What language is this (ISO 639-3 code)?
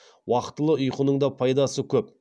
kaz